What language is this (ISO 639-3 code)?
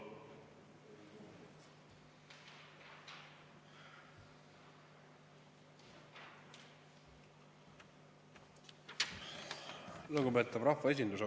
est